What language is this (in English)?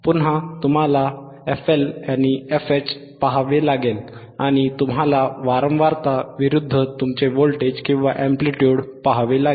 Marathi